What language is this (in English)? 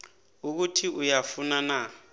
South Ndebele